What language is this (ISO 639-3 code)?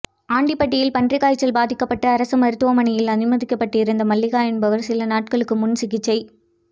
tam